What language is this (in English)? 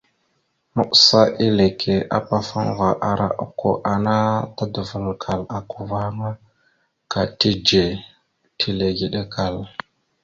Mada (Cameroon)